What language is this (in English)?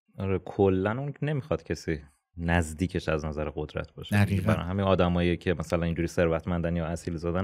Persian